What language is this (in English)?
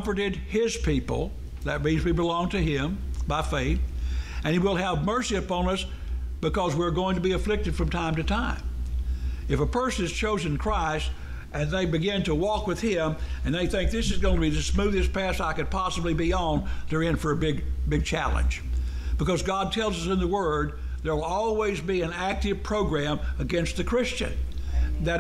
English